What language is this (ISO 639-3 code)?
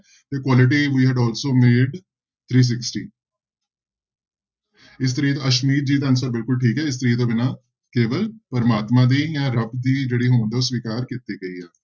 pan